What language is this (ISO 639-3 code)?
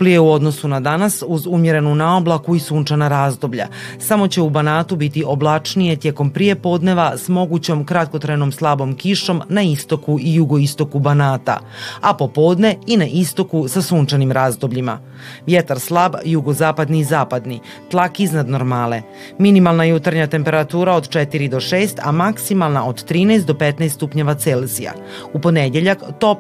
hrv